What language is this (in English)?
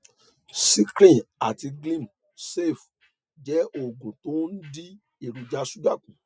Yoruba